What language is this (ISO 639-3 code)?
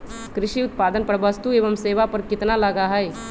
mag